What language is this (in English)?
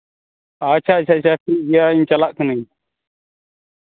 Santali